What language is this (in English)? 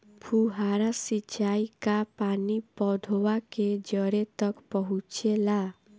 Bhojpuri